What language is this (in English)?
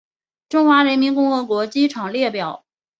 Chinese